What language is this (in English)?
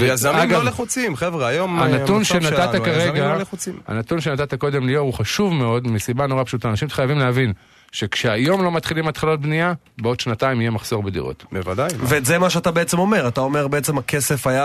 Hebrew